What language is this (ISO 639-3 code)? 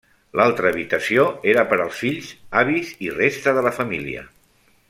cat